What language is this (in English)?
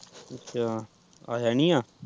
Punjabi